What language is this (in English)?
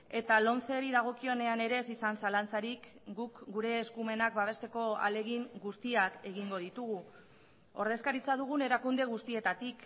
Basque